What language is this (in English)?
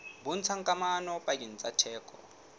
Southern Sotho